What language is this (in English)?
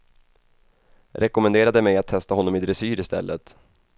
Swedish